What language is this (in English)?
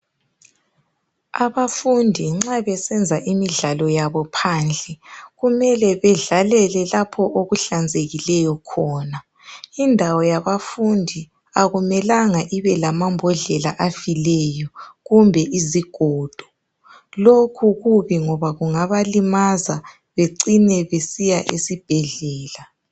North Ndebele